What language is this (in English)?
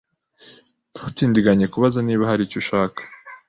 Kinyarwanda